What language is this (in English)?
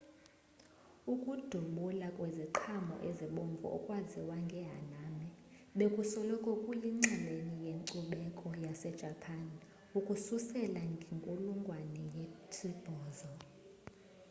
Xhosa